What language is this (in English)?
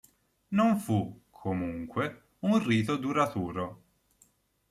Italian